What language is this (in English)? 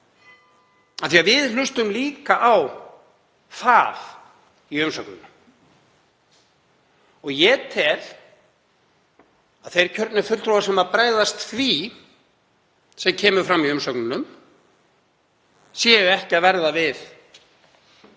Icelandic